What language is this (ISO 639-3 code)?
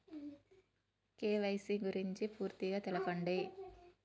tel